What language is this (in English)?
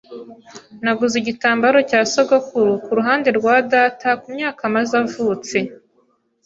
Kinyarwanda